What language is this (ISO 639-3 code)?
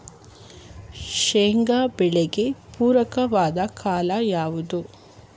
kan